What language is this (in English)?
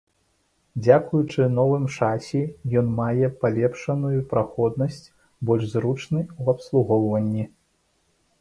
Belarusian